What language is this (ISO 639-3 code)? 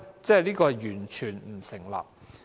yue